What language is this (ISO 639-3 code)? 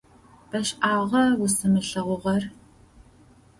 ady